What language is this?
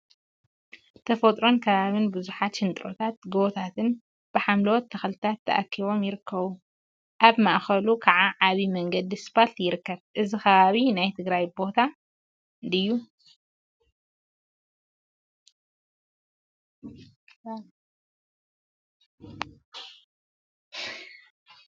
Tigrinya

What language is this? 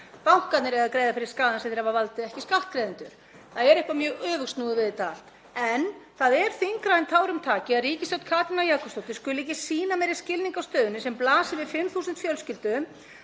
Icelandic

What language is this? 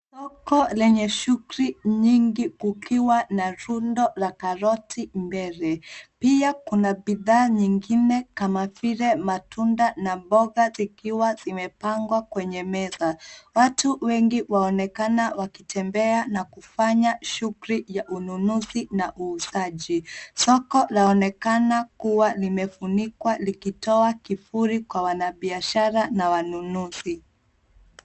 Swahili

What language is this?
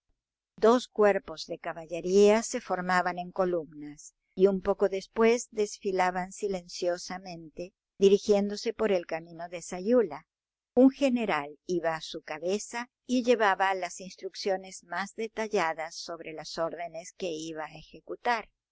Spanish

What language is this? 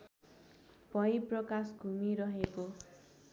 Nepali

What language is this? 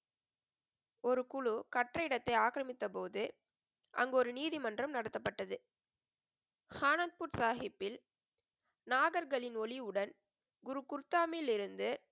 Tamil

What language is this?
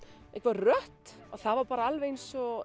Icelandic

